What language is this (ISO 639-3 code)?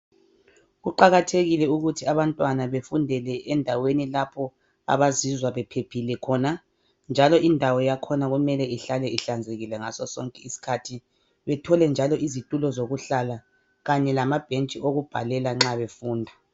nde